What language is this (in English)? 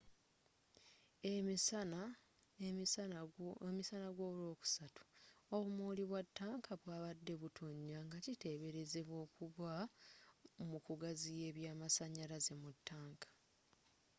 Ganda